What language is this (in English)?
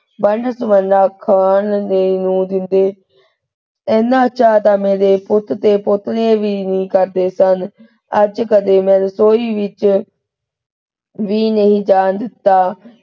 Punjabi